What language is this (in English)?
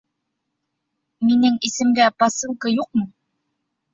Bashkir